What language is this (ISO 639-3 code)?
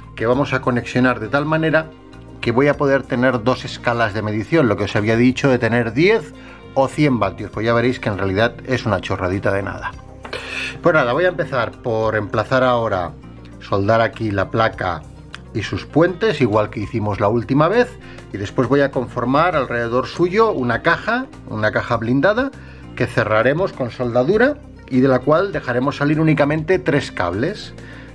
spa